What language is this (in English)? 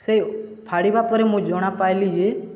Odia